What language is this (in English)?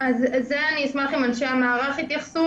Hebrew